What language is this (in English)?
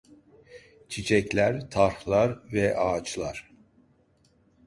Turkish